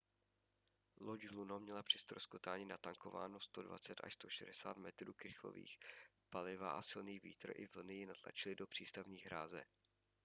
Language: Czech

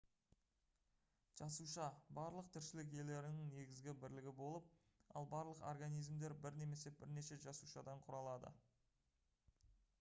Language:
Kazakh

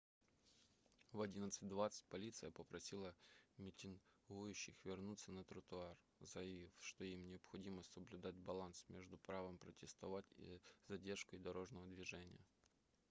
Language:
Russian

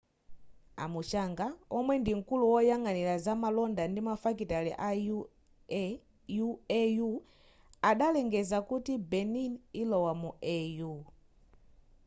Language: Nyanja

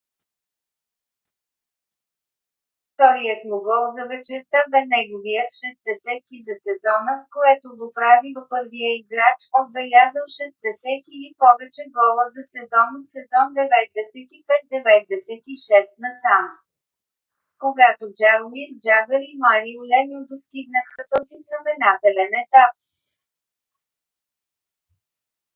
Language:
Bulgarian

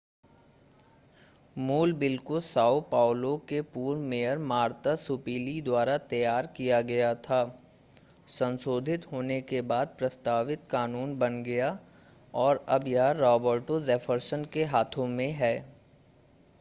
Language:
Hindi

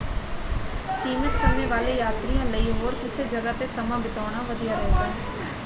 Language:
Punjabi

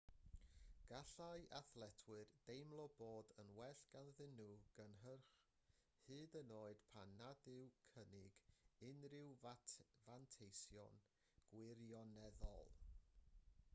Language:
Welsh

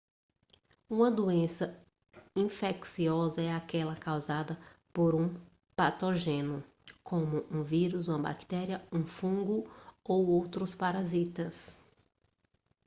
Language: Portuguese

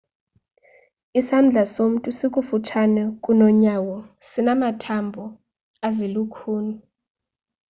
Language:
Xhosa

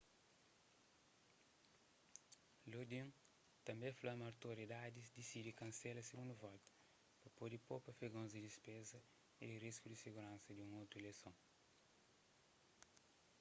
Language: Kabuverdianu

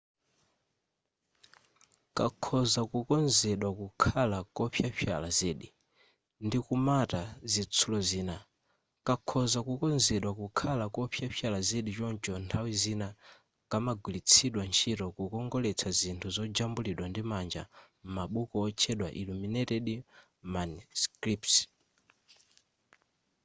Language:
Nyanja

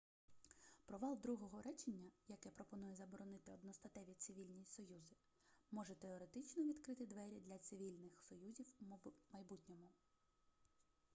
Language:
Ukrainian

